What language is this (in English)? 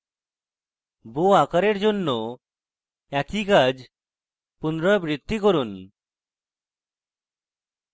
Bangla